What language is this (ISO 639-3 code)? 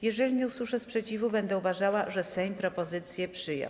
pol